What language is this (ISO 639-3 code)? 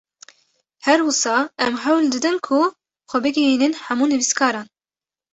kur